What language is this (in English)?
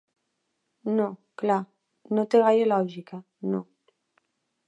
Catalan